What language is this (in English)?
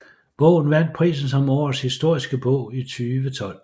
Danish